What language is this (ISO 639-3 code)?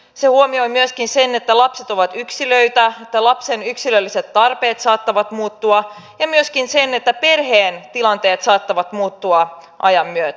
fin